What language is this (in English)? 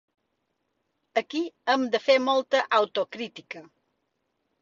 Catalan